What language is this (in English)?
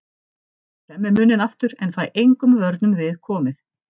Icelandic